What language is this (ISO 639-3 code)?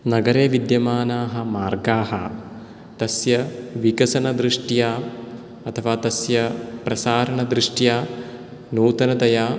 san